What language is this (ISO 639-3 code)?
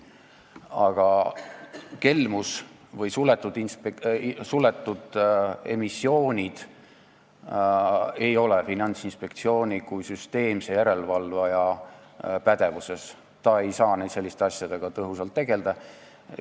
est